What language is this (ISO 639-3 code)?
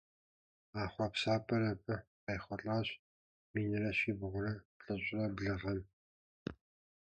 kbd